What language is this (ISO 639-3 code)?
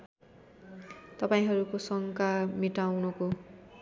nep